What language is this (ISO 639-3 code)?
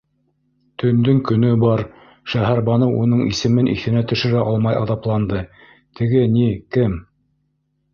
bak